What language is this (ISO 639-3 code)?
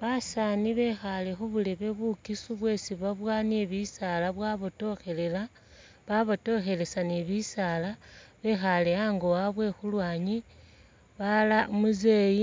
myx